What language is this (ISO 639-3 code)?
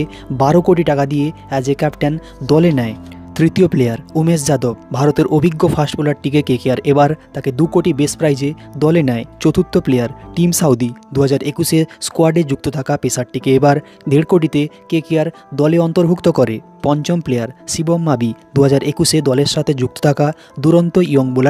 hin